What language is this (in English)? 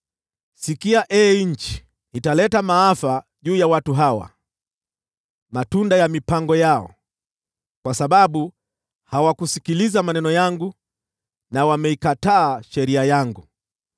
Swahili